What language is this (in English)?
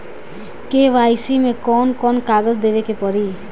Bhojpuri